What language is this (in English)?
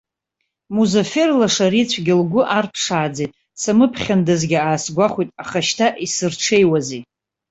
Abkhazian